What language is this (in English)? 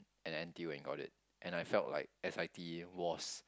English